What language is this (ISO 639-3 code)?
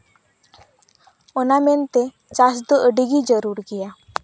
sat